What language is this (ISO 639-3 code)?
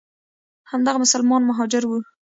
pus